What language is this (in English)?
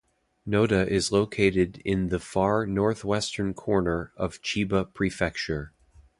English